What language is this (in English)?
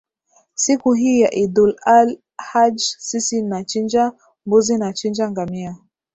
Swahili